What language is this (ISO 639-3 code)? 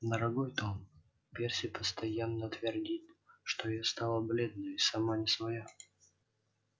rus